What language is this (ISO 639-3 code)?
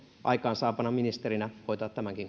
fin